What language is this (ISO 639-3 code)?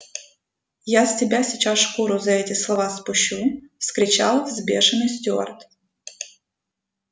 rus